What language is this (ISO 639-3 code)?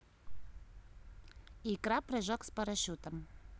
rus